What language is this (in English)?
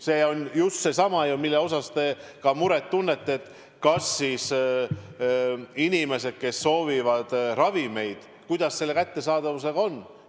Estonian